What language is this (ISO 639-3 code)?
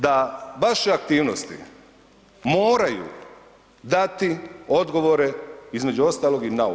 hrv